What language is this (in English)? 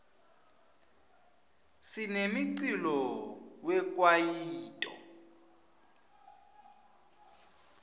Swati